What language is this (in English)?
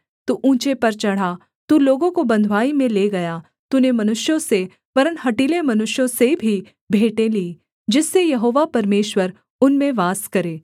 Hindi